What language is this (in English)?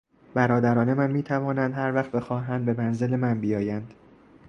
Persian